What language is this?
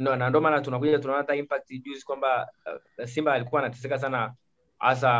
Swahili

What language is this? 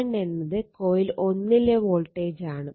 Malayalam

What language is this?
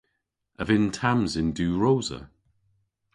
Cornish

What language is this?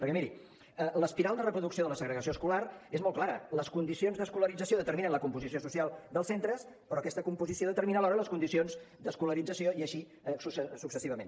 Catalan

